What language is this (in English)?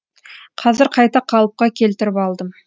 Kazakh